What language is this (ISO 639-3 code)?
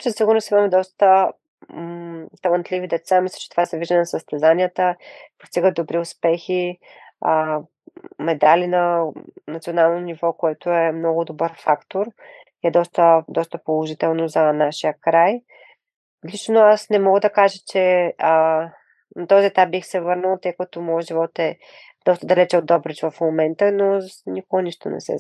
bul